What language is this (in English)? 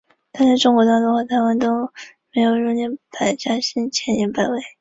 Chinese